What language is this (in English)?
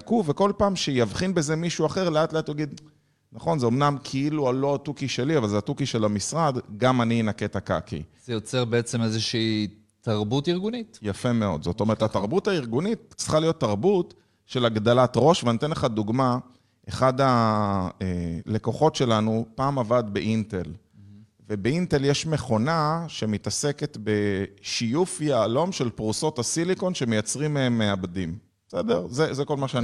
Hebrew